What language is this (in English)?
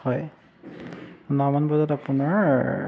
Assamese